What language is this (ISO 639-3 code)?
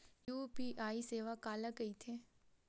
hne